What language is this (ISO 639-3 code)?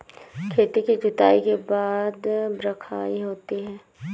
hin